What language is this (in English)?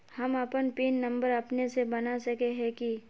Magahi